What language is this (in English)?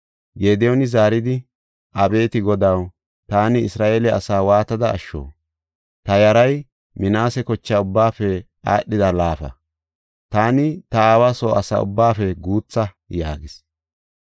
Gofa